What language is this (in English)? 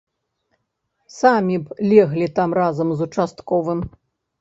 Belarusian